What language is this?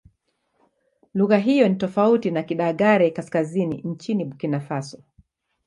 Swahili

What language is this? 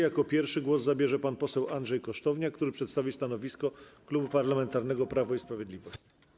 Polish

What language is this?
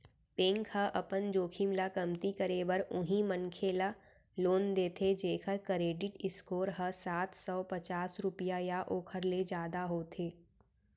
Chhattisgarhi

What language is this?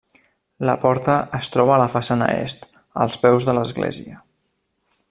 Catalan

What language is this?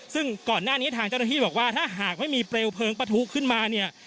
Thai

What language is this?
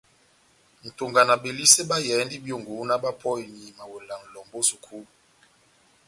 Batanga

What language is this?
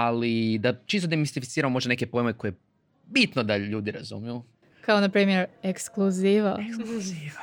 Croatian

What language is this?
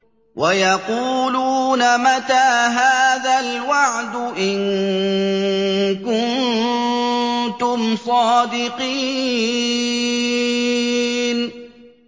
Arabic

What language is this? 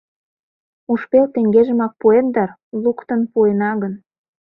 Mari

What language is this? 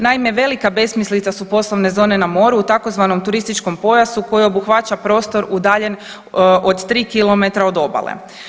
Croatian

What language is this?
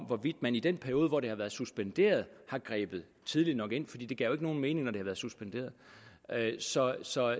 Danish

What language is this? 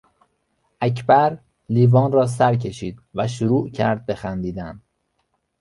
Persian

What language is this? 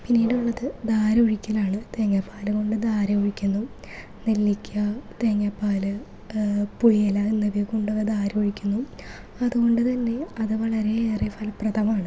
Malayalam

